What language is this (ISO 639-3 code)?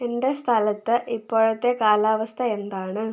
mal